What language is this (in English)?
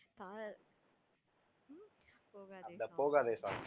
Tamil